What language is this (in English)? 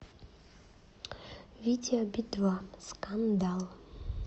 Russian